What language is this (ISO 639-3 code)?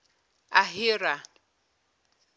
zul